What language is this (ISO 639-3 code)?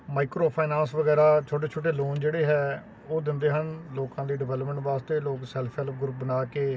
pan